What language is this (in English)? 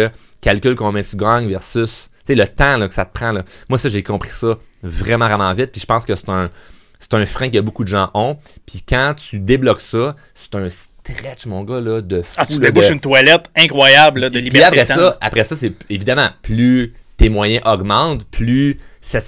French